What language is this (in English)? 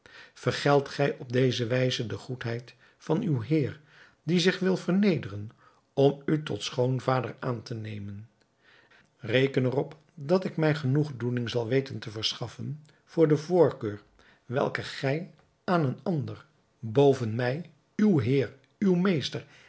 Dutch